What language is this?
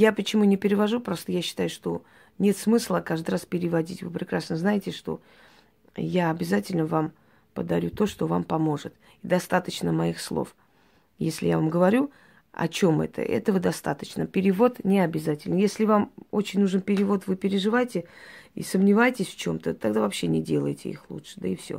Russian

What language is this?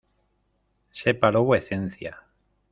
Spanish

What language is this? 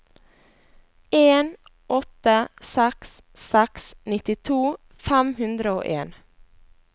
Norwegian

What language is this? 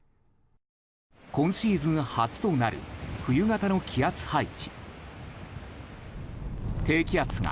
Japanese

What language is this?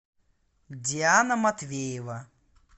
Russian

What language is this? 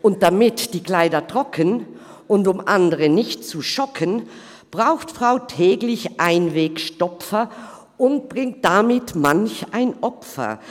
Swiss German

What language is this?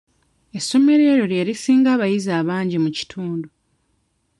Ganda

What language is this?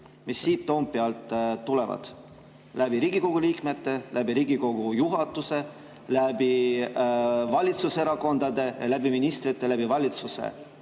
Estonian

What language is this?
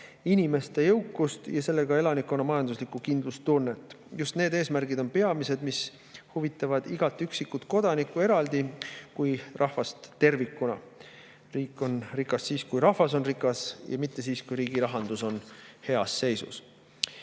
Estonian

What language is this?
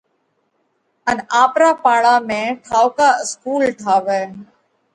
Parkari Koli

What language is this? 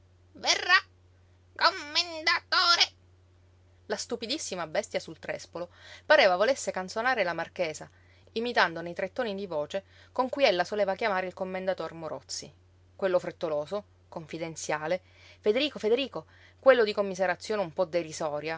Italian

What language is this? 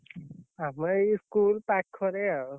Odia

